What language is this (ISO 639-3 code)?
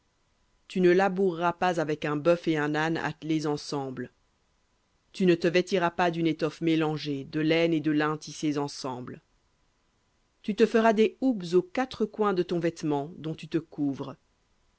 fra